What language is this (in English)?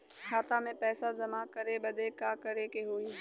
Bhojpuri